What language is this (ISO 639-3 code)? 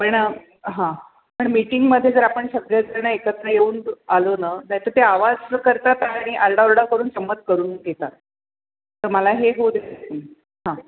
mar